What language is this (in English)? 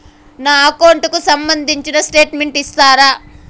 Telugu